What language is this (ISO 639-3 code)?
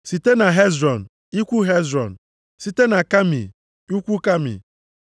ibo